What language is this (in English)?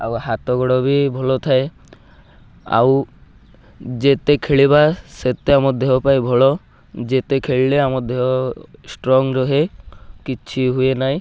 Odia